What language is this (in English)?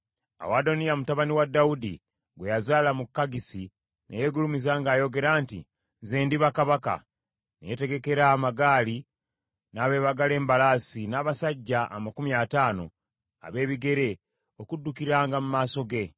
Ganda